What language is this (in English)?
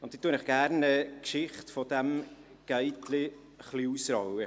Swiss German